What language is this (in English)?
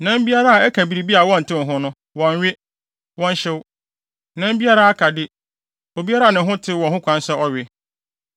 Akan